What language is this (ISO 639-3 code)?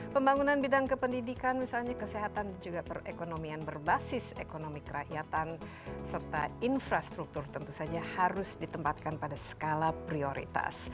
ind